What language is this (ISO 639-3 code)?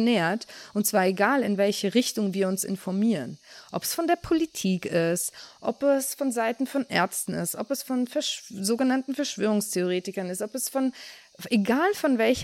deu